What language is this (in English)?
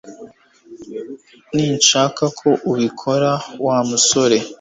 Kinyarwanda